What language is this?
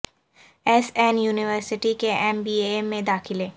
Urdu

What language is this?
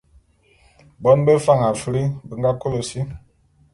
Bulu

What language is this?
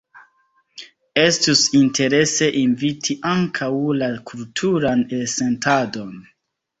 Esperanto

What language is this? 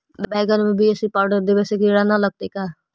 Magahi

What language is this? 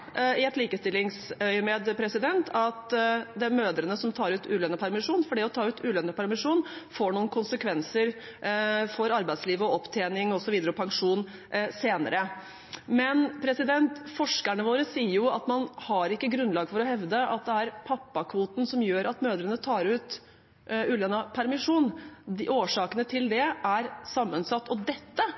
Norwegian Bokmål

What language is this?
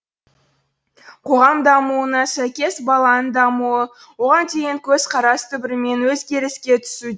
Kazakh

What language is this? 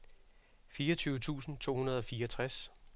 Danish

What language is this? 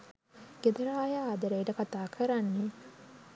Sinhala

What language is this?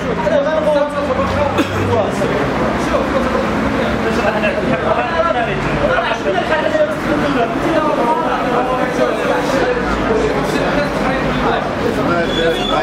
Arabic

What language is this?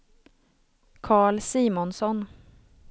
Swedish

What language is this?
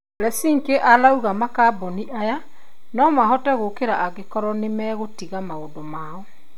Kikuyu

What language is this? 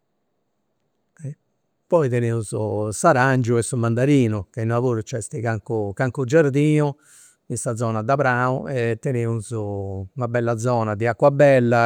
Campidanese Sardinian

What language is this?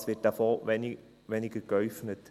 Swiss German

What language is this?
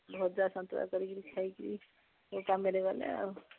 Odia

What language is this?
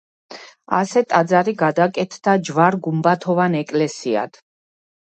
Georgian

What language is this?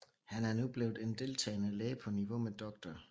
Danish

